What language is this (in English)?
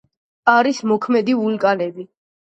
Georgian